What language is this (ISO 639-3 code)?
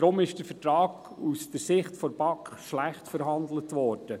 gsw